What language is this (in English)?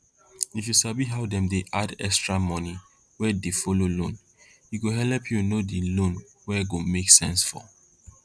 Nigerian Pidgin